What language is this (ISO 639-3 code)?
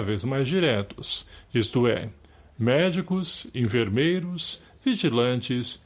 por